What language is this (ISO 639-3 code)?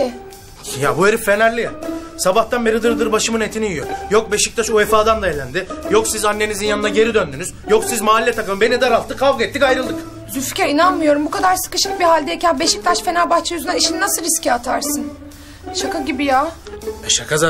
tur